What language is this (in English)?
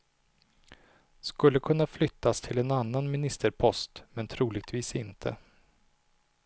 Swedish